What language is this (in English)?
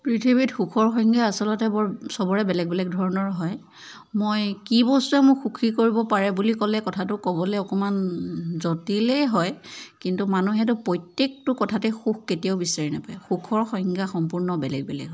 Assamese